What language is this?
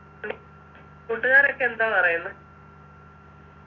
Malayalam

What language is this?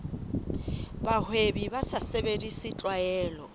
Southern Sotho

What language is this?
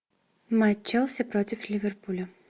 Russian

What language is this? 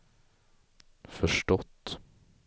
Swedish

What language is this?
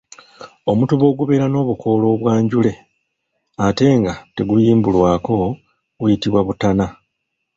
Ganda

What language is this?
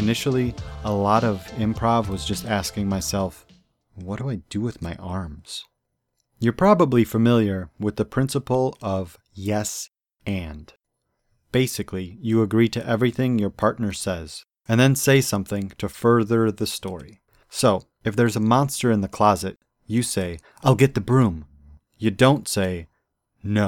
English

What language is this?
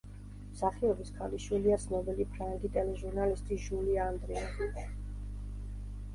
Georgian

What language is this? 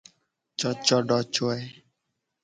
Gen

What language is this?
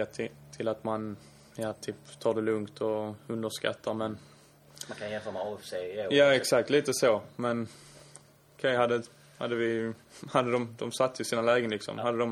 Swedish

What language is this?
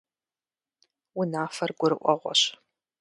Kabardian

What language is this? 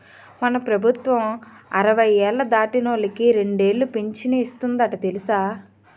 Telugu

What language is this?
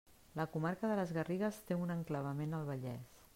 Catalan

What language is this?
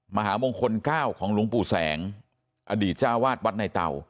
Thai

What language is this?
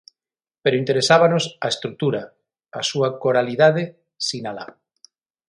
Galician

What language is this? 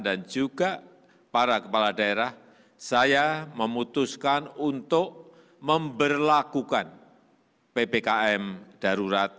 Indonesian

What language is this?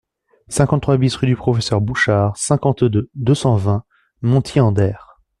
French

